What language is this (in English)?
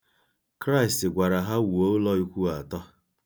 Igbo